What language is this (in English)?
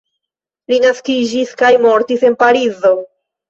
Esperanto